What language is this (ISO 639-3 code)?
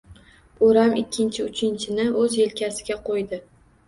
uzb